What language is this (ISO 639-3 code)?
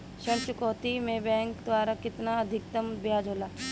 bho